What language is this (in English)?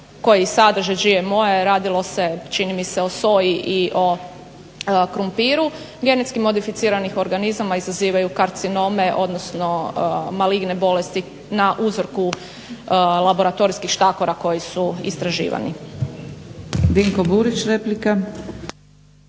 Croatian